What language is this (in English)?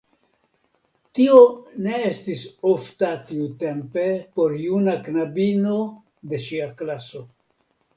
Esperanto